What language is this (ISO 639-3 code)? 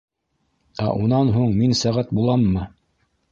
bak